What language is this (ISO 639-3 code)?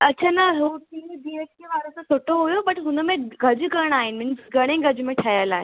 snd